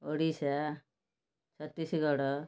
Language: Odia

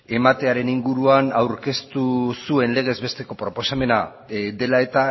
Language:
Basque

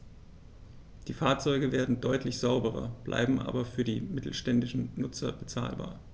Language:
German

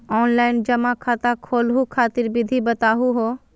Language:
Magahi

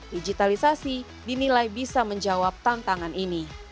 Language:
Indonesian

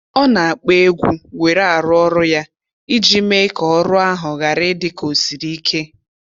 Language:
Igbo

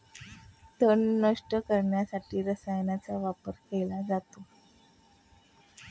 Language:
Marathi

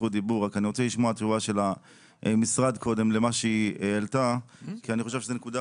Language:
Hebrew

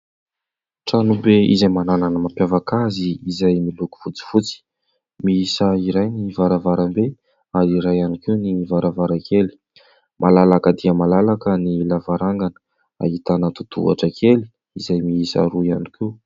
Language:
Malagasy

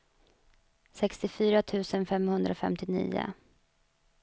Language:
Swedish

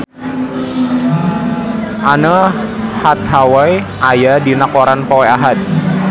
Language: Sundanese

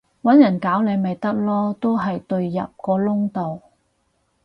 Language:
Cantonese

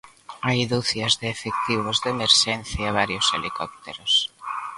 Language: Galician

